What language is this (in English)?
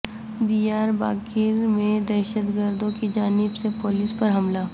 Urdu